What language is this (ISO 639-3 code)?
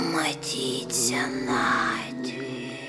lit